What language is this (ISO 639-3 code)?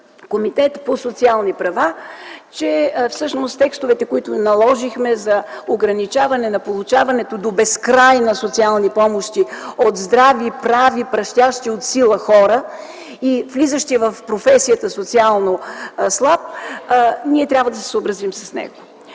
bul